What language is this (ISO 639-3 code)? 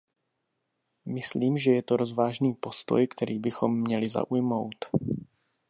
ces